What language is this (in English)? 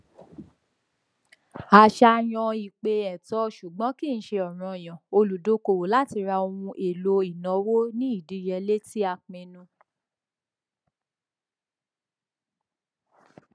Yoruba